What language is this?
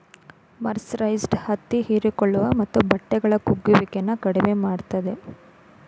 Kannada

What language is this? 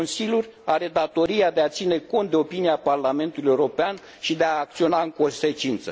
Romanian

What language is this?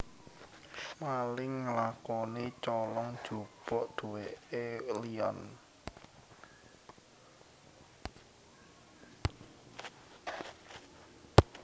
Javanese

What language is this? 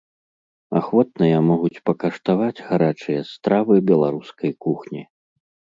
Belarusian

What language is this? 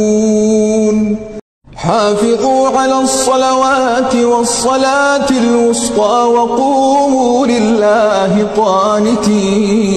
Arabic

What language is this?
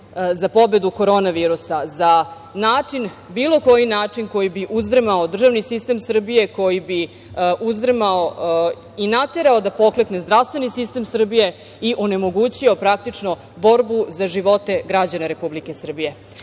Serbian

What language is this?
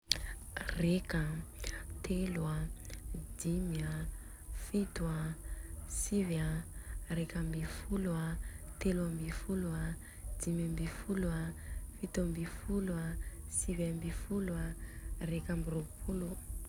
Southern Betsimisaraka Malagasy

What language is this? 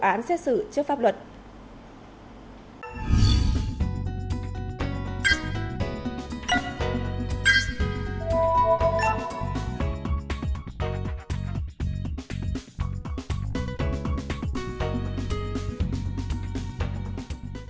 Vietnamese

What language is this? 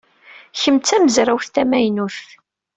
Kabyle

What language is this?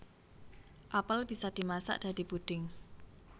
Javanese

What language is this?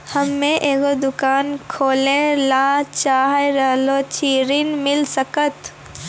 Maithili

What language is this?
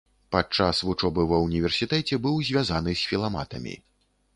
Belarusian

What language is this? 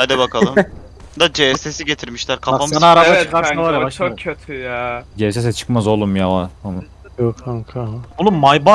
Turkish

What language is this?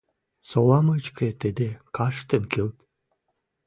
Western Mari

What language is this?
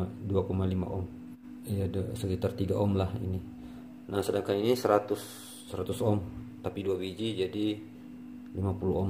Indonesian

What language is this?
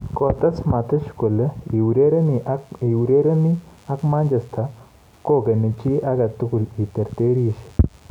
Kalenjin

